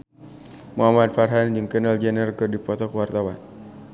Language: Sundanese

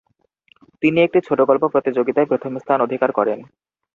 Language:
Bangla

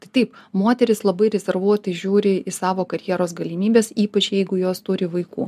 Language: Lithuanian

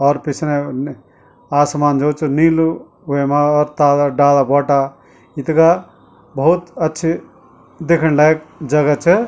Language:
Garhwali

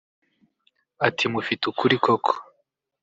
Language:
Kinyarwanda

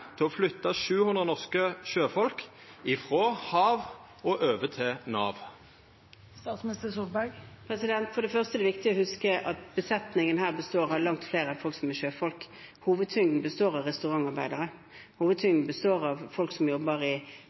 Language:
Norwegian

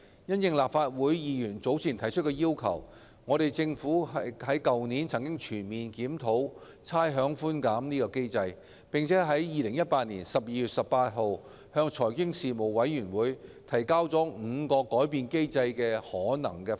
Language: Cantonese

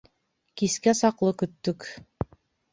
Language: Bashkir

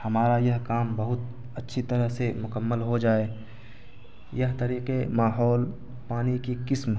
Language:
Urdu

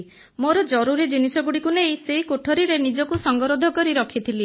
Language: Odia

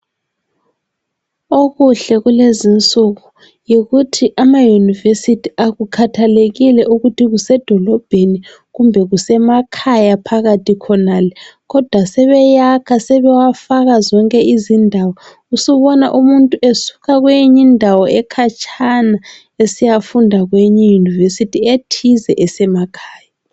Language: North Ndebele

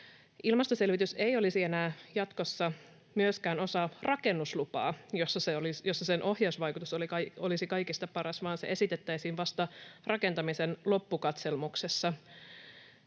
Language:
Finnish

